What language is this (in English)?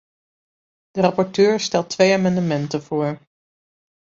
Dutch